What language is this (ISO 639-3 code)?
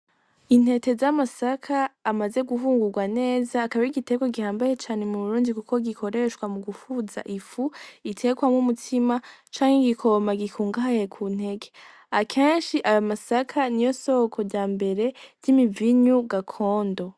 run